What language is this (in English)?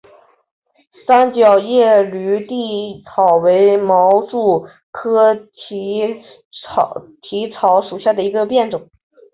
Chinese